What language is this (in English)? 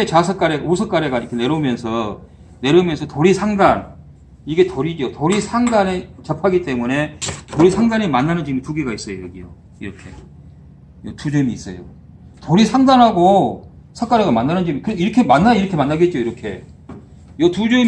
Korean